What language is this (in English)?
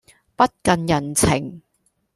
Cantonese